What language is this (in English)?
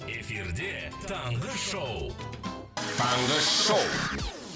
Kazakh